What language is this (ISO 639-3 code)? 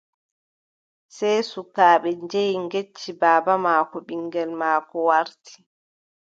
fub